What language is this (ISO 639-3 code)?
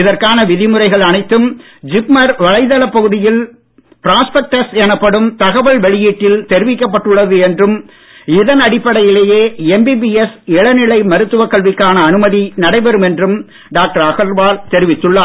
tam